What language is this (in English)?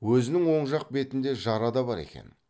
Kazakh